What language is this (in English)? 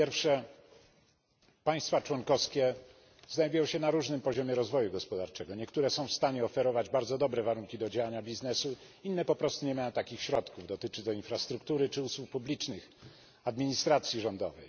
Polish